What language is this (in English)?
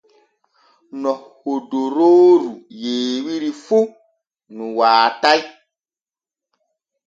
Borgu Fulfulde